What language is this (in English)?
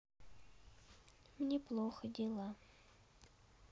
Russian